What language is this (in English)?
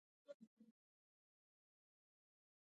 Pashto